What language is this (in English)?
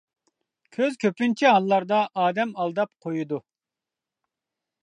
Uyghur